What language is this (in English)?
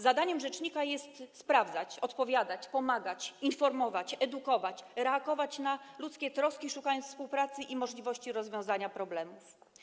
Polish